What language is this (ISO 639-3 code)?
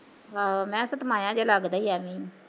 pan